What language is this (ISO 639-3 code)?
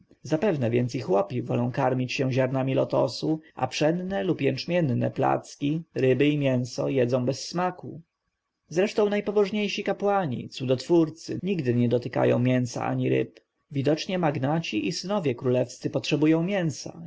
pol